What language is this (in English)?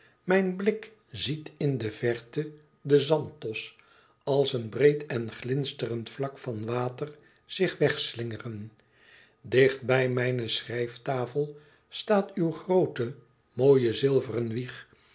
Dutch